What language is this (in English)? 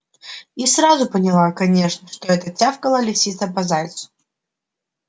Russian